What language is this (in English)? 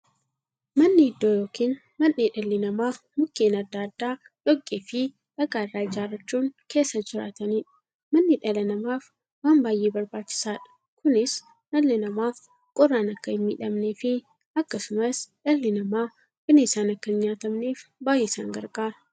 Oromo